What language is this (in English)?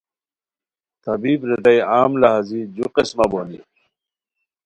Khowar